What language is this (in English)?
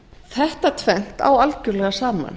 Icelandic